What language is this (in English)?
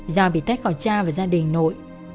Vietnamese